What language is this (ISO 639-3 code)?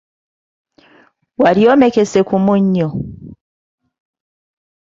lug